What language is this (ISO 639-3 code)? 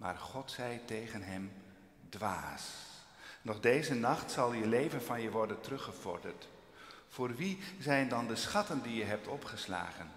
nld